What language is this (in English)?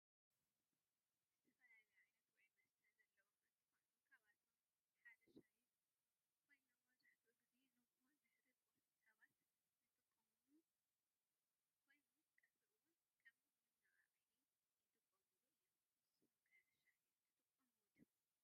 Tigrinya